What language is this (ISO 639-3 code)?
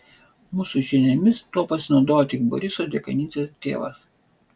lit